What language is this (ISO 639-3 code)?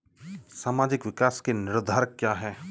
hin